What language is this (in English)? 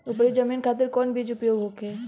Bhojpuri